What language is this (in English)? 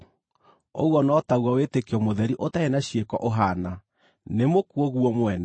Kikuyu